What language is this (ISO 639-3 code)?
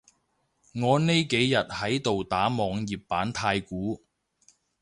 yue